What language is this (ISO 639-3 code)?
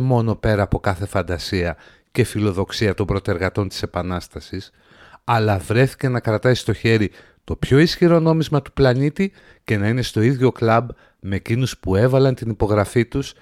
ell